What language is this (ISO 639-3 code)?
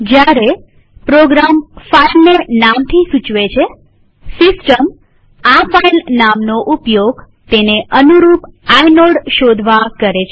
guj